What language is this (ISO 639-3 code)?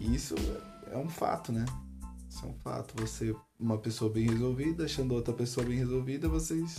por